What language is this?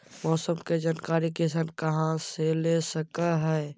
Magahi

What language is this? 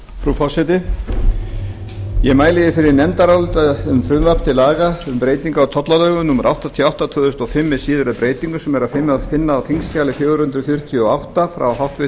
Icelandic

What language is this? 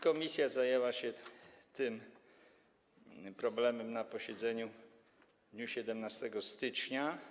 Polish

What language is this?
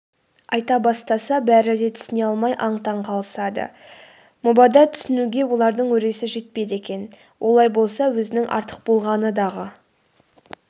Kazakh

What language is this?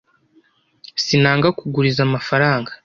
Kinyarwanda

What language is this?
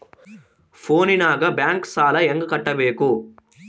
Kannada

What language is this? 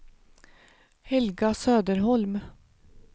Swedish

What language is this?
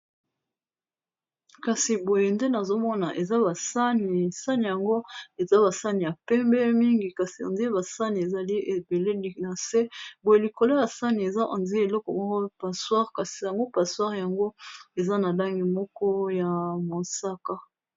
Lingala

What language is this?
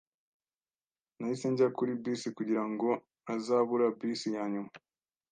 Kinyarwanda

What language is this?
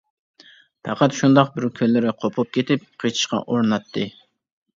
Uyghur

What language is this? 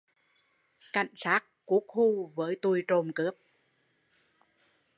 Vietnamese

